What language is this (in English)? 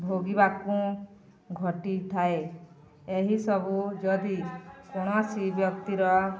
Odia